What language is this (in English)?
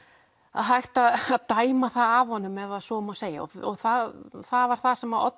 Icelandic